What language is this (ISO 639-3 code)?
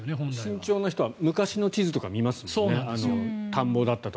jpn